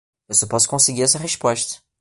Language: Portuguese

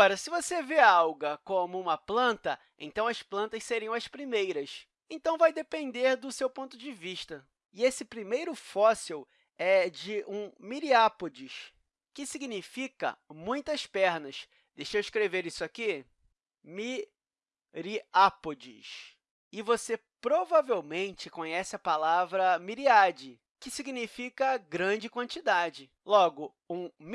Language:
Portuguese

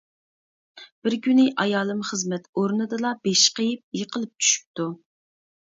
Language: Uyghur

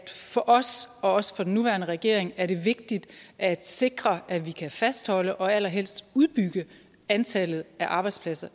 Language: Danish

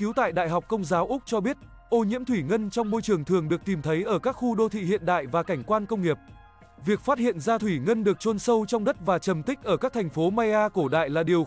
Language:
Vietnamese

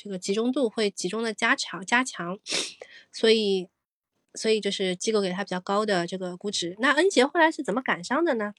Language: Chinese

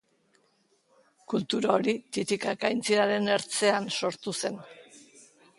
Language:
Basque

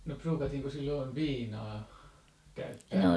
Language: Finnish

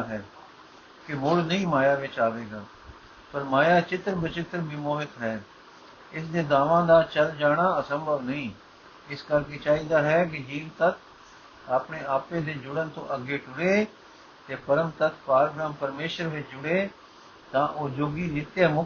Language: Punjabi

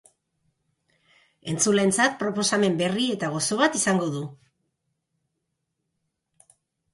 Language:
Basque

